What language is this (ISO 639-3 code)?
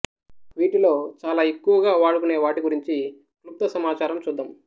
tel